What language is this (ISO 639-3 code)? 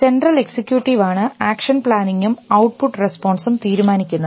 mal